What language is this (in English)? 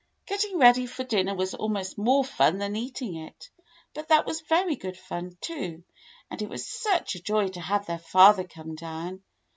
English